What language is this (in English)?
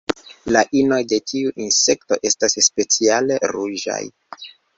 Esperanto